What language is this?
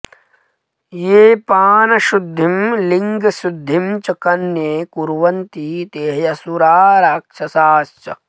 Sanskrit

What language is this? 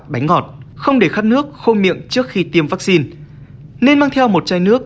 Vietnamese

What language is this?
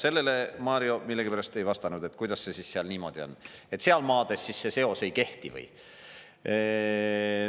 Estonian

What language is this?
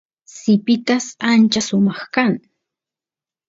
Santiago del Estero Quichua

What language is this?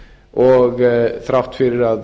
Icelandic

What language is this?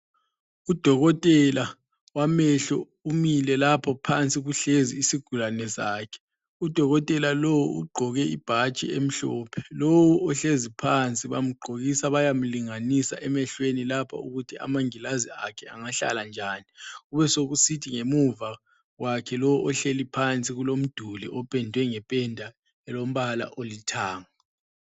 North Ndebele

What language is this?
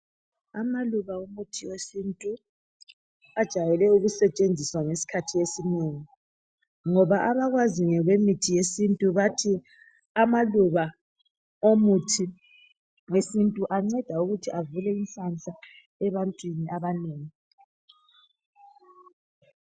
North Ndebele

